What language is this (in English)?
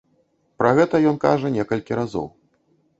Belarusian